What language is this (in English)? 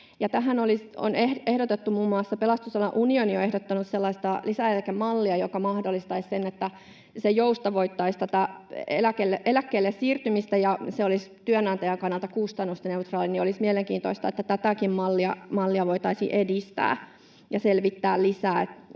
Finnish